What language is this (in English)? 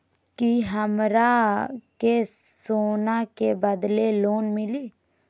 Magahi